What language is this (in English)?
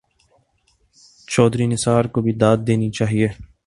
Urdu